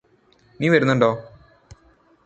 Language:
Malayalam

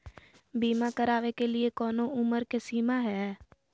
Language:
Magahi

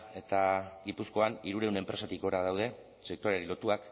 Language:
Basque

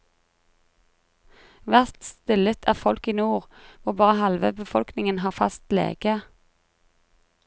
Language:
Norwegian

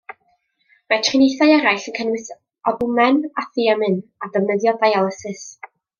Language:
Welsh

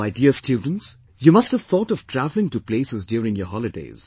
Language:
English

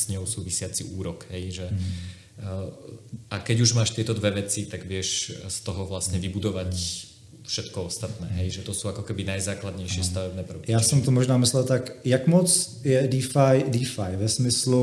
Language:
Czech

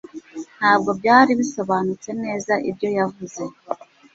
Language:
Kinyarwanda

